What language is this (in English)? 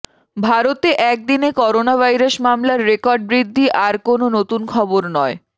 Bangla